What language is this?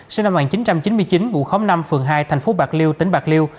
Vietnamese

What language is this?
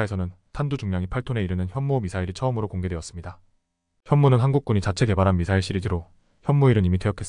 Korean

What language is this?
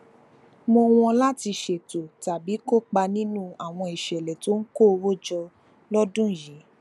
Yoruba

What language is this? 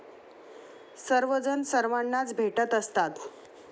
Marathi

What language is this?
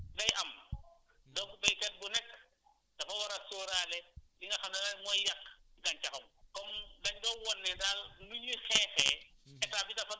Wolof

